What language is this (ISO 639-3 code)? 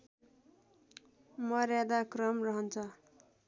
nep